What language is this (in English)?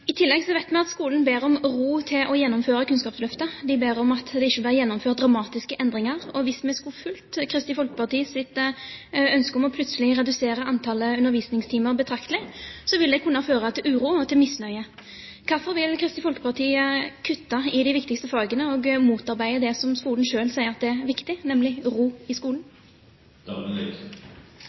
Norwegian Bokmål